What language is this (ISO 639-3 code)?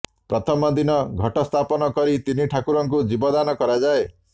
ori